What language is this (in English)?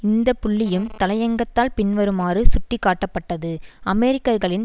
Tamil